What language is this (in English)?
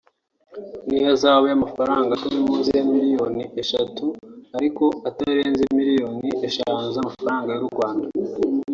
Kinyarwanda